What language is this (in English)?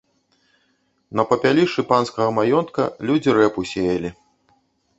Belarusian